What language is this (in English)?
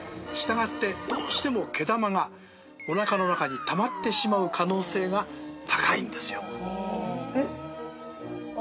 Japanese